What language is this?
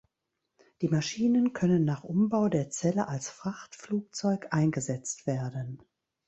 German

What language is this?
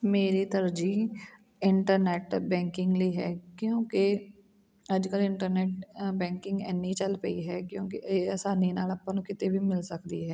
Punjabi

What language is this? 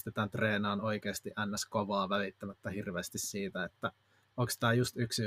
Finnish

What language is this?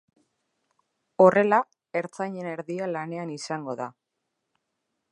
Basque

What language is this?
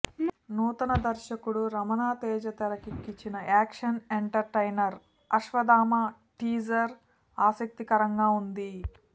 Telugu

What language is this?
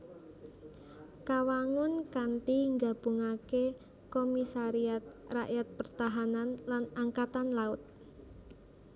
Javanese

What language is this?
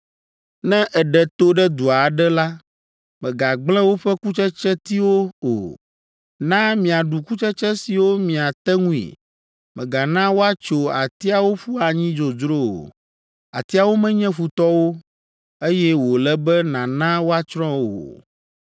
Ewe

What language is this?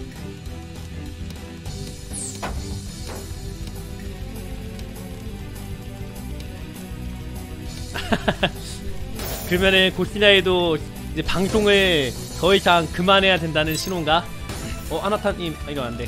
Korean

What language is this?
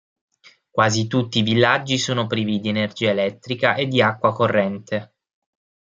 Italian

